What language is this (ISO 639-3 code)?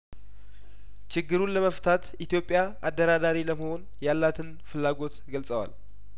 amh